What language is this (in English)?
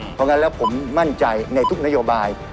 Thai